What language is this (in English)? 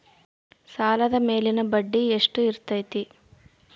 Kannada